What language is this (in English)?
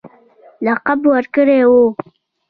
Pashto